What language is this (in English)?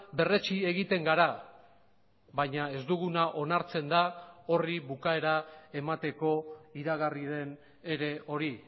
Basque